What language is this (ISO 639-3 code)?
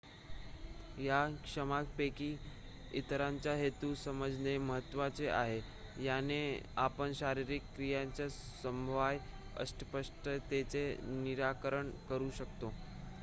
mar